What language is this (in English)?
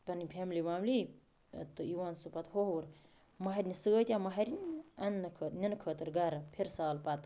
Kashmiri